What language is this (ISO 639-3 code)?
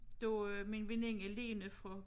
dan